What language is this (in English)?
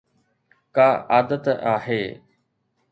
Sindhi